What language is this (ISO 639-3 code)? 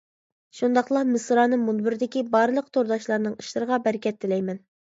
uig